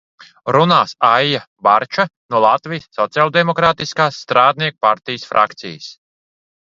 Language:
Latvian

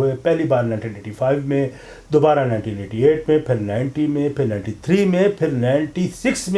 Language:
Urdu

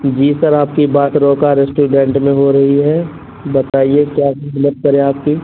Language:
Urdu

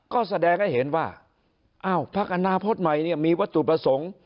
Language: Thai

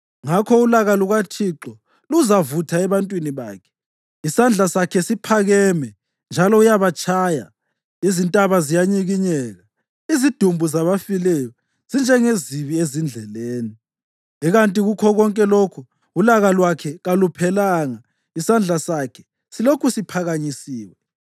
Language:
North Ndebele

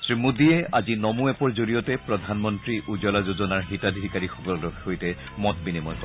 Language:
Assamese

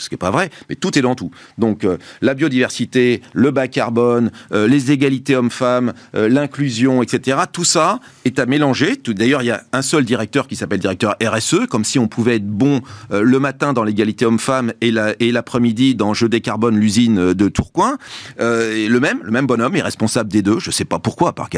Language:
French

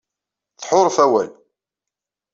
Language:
Kabyle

